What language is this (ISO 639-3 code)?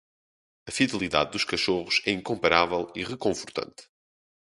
por